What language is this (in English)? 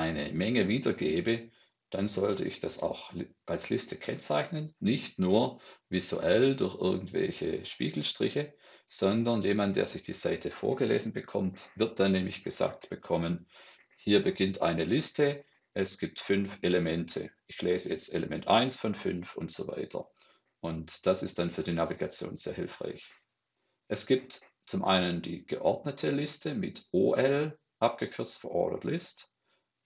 German